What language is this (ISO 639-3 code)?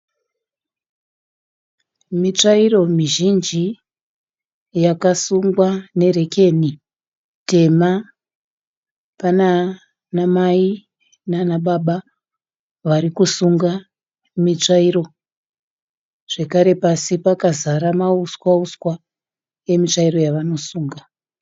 sna